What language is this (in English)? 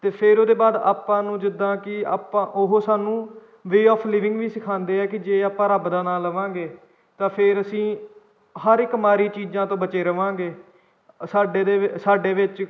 Punjabi